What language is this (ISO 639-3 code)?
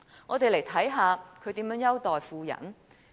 yue